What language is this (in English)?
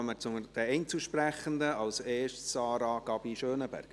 Swiss German